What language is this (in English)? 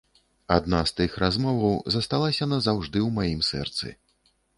Belarusian